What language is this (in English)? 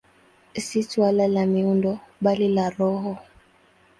Swahili